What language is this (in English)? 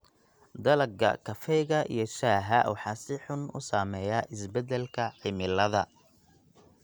Somali